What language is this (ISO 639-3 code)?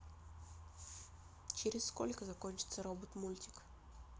rus